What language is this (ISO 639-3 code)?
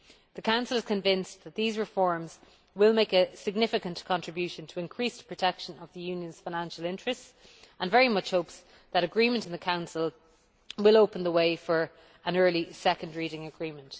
eng